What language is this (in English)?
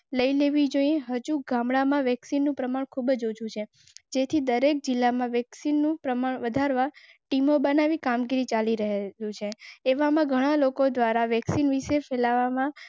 Gujarati